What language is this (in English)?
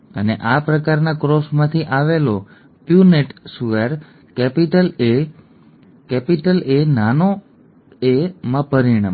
Gujarati